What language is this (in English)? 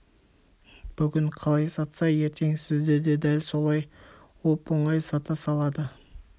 Kazakh